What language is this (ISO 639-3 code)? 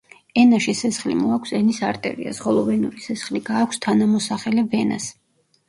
kat